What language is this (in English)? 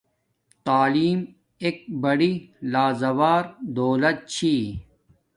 Domaaki